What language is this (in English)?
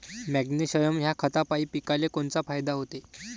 Marathi